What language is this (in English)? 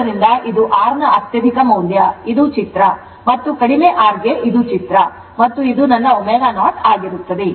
Kannada